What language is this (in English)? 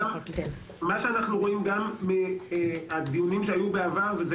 Hebrew